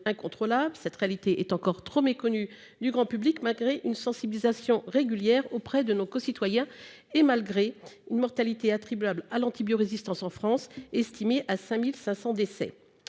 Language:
French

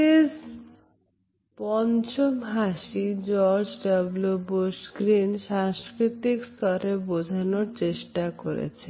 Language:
Bangla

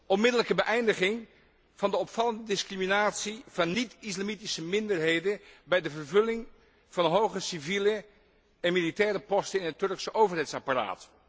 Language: Dutch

